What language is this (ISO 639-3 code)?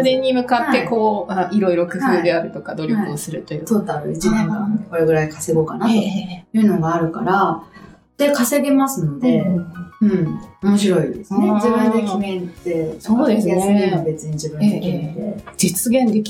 jpn